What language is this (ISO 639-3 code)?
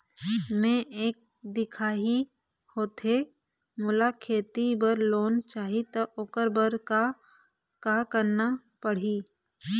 hne